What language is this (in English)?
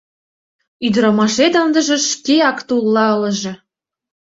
Mari